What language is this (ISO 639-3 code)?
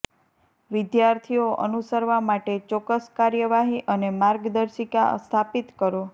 guj